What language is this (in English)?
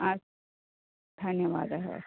Sanskrit